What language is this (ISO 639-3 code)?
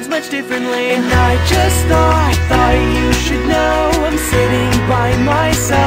eng